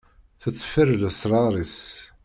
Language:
Kabyle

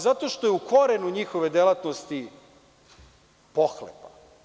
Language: Serbian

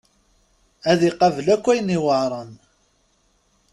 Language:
Kabyle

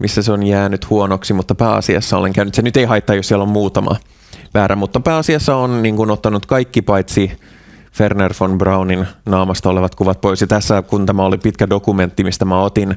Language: Finnish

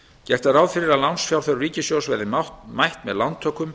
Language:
Icelandic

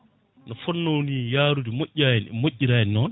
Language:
Fula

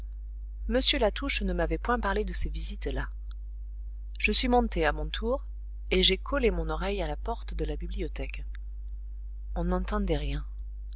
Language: French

